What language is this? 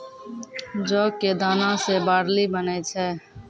Maithili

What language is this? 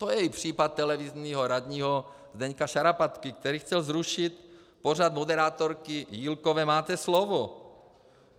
Czech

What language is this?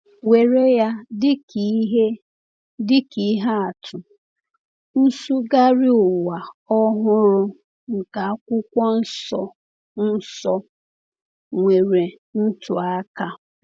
Igbo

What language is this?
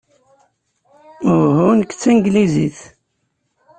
Kabyle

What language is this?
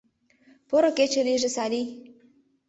Mari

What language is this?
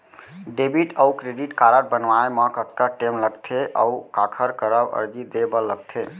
Chhattisgarhi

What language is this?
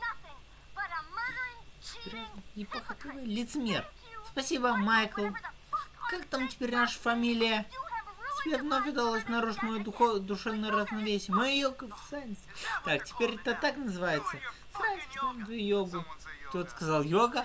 Russian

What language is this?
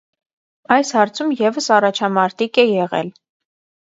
Armenian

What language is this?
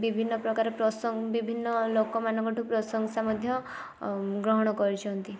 Odia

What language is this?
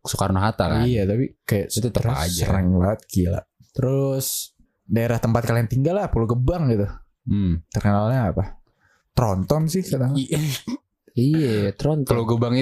Indonesian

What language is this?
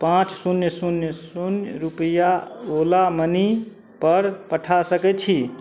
Maithili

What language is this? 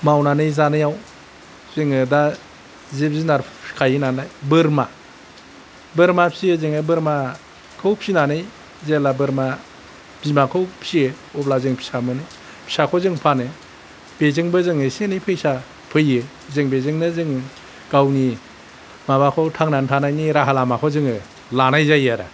Bodo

